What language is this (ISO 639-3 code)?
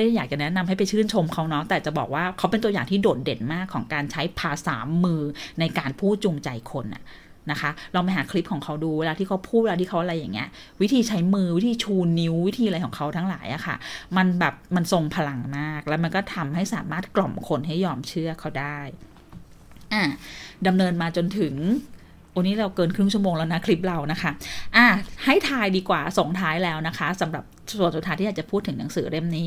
tha